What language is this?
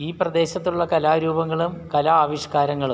Malayalam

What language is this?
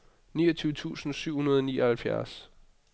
Danish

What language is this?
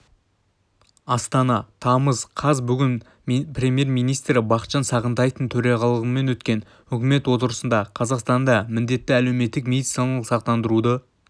Kazakh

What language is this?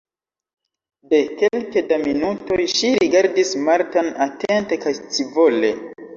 Esperanto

